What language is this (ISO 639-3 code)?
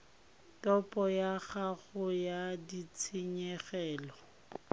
tsn